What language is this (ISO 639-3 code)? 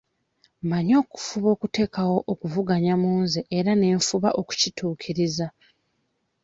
lug